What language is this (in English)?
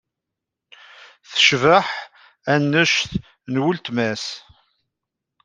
Kabyle